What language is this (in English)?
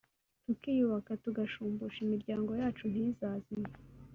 Kinyarwanda